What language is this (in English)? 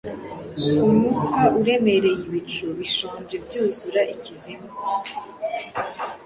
Kinyarwanda